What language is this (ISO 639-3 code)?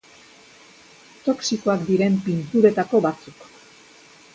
eus